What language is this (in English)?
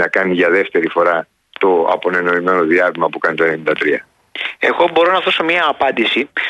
Greek